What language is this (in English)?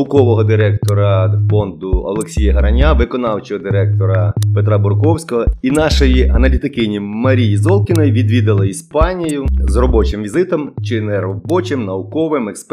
Ukrainian